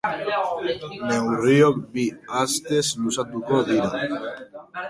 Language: Basque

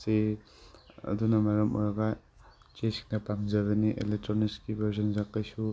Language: Manipuri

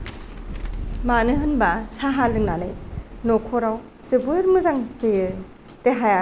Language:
Bodo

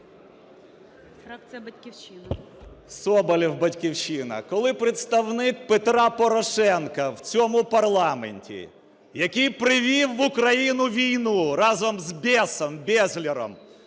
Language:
Ukrainian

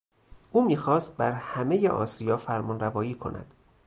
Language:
Persian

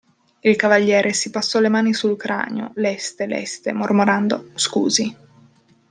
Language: Italian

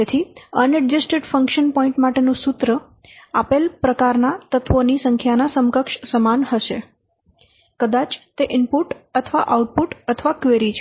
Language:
Gujarati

